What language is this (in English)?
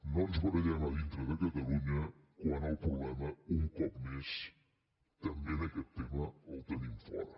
Catalan